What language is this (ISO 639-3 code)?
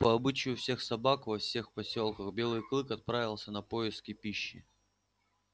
rus